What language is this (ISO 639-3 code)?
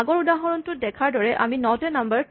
asm